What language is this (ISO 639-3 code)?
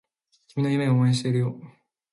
jpn